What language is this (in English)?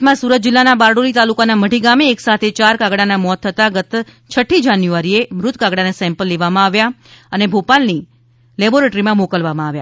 Gujarati